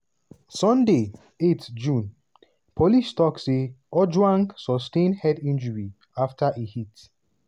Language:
Nigerian Pidgin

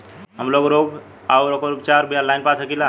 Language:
Bhojpuri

